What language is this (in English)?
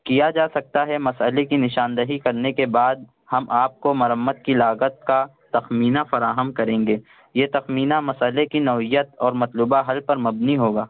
Urdu